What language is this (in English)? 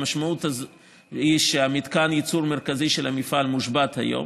Hebrew